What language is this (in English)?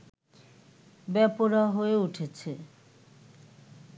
Bangla